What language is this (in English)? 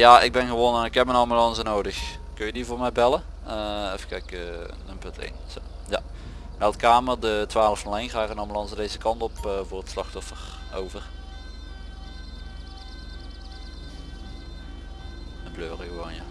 Dutch